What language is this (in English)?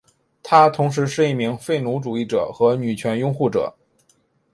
Chinese